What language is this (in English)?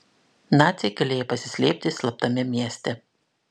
Lithuanian